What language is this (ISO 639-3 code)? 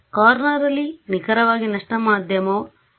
kan